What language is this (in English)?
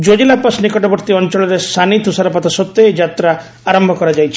Odia